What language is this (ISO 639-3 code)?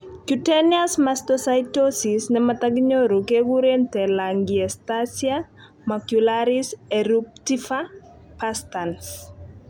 kln